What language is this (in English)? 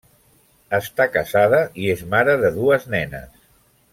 Catalan